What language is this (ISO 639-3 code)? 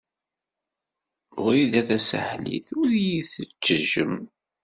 kab